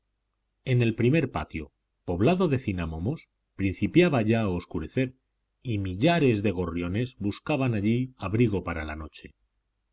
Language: Spanish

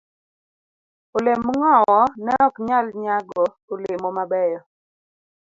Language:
Luo (Kenya and Tanzania)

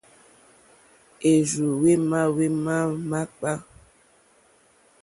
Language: Mokpwe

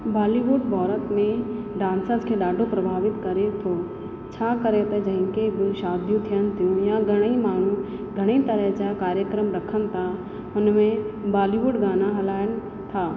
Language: Sindhi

